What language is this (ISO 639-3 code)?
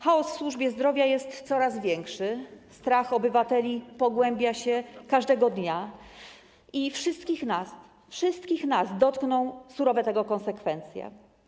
pol